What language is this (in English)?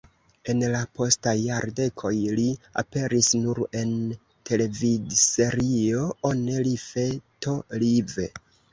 Esperanto